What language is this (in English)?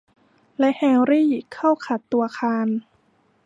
Thai